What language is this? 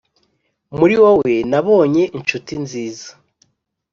Kinyarwanda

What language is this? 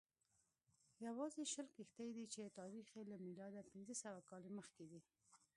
Pashto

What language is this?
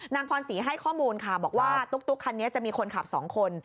Thai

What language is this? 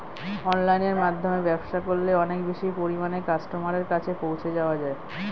Bangla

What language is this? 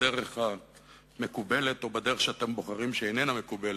Hebrew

